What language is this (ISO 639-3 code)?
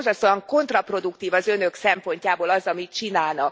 hun